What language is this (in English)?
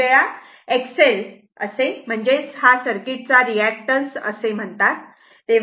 Marathi